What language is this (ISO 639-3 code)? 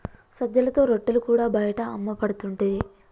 tel